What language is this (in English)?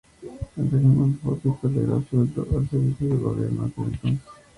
Spanish